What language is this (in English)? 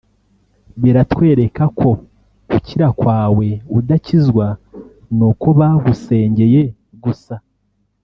Kinyarwanda